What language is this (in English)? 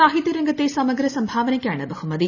Malayalam